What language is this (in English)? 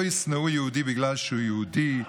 Hebrew